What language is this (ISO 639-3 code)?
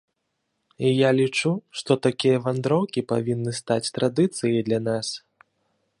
bel